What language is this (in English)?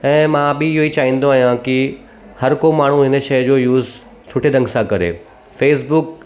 Sindhi